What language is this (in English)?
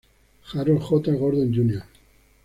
Spanish